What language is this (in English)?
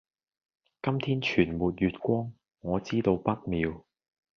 Cantonese